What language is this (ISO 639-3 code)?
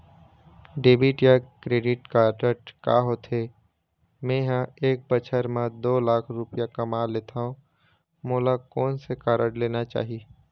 hne